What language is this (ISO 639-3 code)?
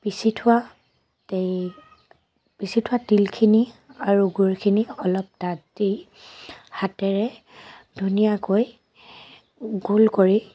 asm